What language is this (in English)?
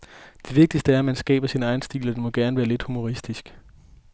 Danish